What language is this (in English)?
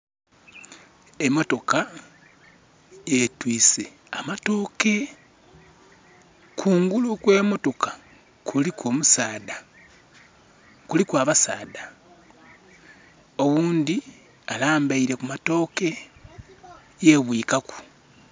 Soga